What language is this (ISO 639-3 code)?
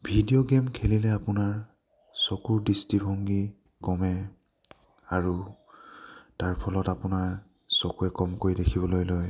asm